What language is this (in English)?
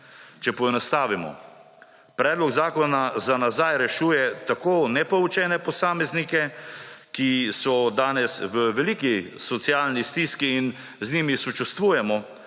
Slovenian